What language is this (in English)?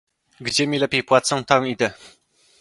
Polish